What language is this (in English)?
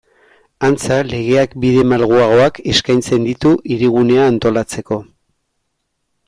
Basque